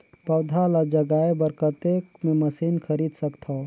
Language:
Chhattisgarhi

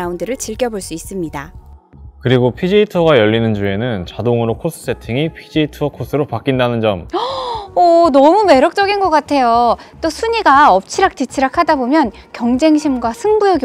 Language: Korean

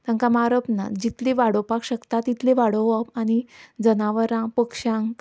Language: Konkani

